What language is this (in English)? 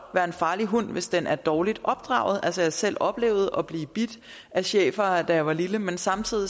Danish